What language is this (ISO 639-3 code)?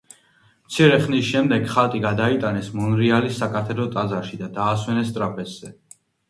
kat